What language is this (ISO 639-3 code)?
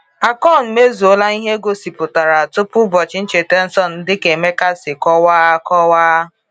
ibo